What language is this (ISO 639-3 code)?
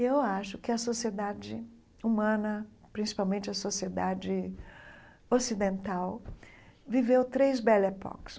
por